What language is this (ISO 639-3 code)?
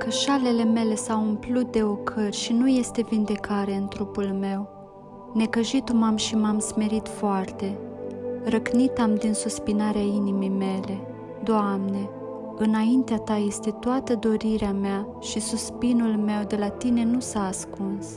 ron